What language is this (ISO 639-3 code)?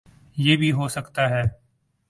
urd